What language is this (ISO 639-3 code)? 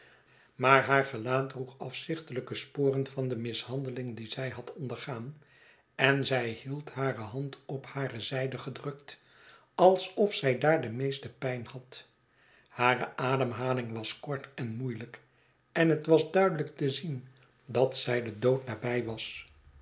nld